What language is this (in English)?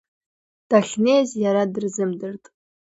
Abkhazian